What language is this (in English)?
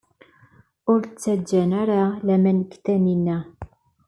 Kabyle